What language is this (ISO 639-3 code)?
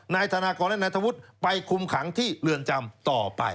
tha